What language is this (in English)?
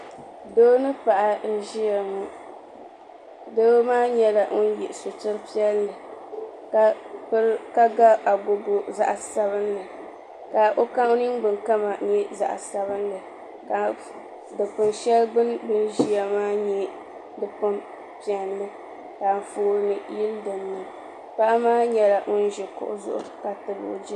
Dagbani